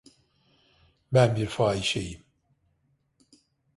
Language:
Turkish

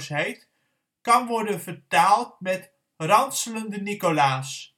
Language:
Dutch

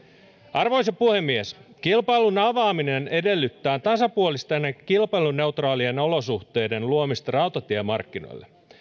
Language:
Finnish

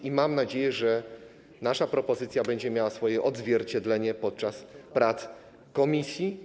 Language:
Polish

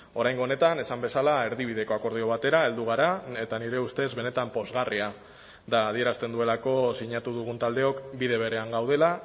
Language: Basque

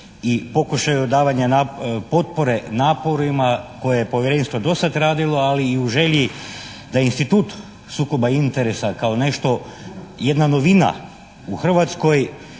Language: Croatian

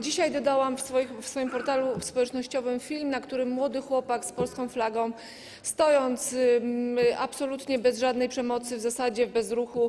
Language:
Polish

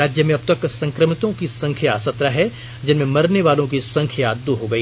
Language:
Hindi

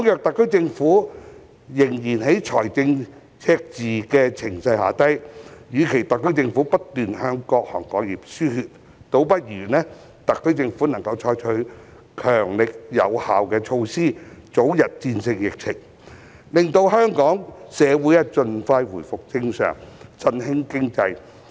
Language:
Cantonese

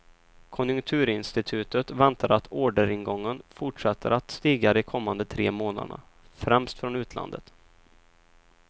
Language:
Swedish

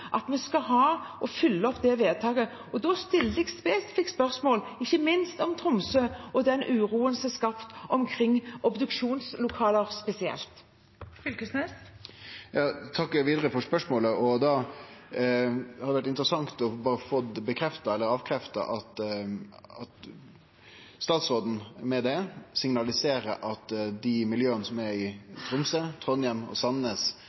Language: Norwegian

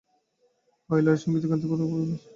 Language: Bangla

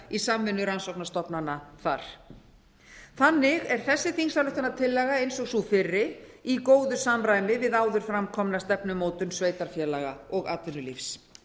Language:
Icelandic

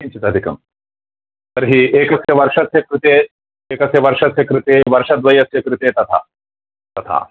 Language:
Sanskrit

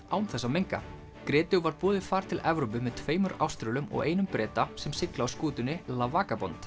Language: Icelandic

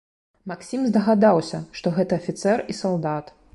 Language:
Belarusian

